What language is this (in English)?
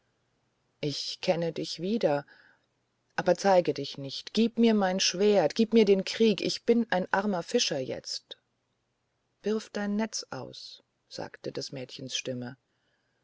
German